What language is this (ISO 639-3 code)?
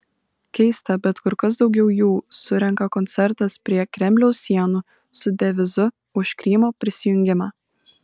lit